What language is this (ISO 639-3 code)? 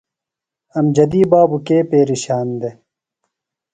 phl